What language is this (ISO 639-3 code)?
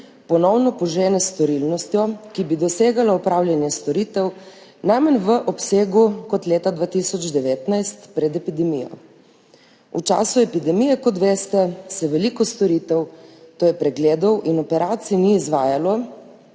slv